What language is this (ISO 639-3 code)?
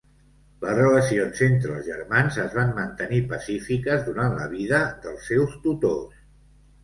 cat